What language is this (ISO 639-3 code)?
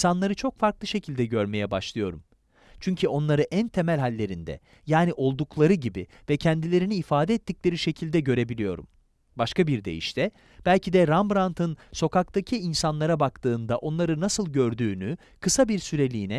tur